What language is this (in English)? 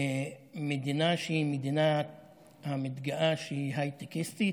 Hebrew